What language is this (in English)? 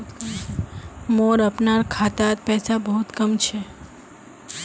Magahi